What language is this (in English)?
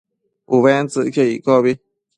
Matsés